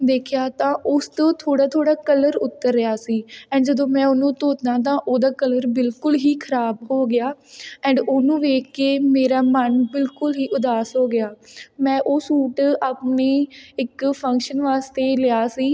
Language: Punjabi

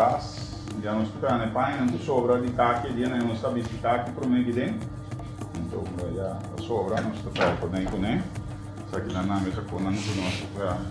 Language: Dutch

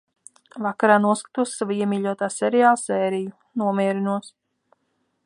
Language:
Latvian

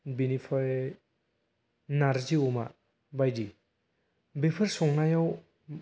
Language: Bodo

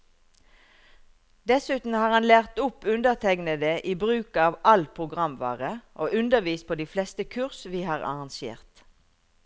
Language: Norwegian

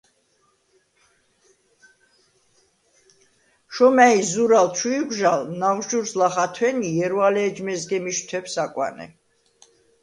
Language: Svan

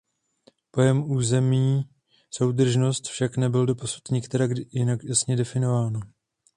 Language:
Czech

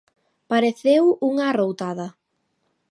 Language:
Galician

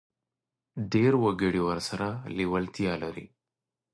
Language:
Pashto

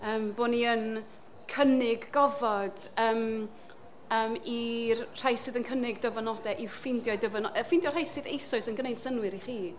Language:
Welsh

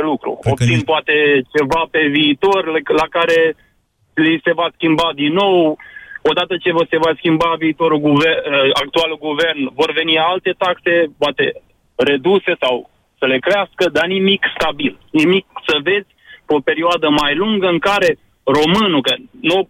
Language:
Romanian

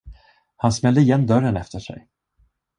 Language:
Swedish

